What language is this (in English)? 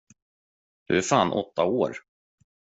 Swedish